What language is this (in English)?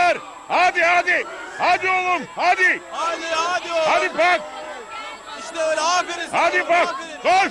Turkish